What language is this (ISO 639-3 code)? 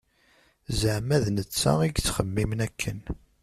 kab